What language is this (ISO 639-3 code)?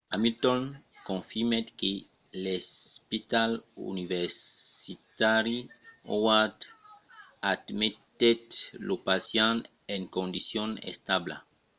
oci